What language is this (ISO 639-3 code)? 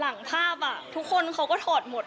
tha